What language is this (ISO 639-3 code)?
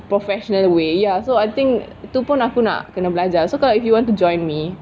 eng